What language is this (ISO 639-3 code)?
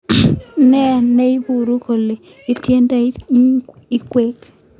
kln